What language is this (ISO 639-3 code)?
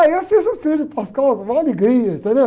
por